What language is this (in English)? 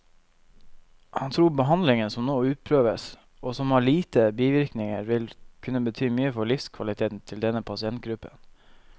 Norwegian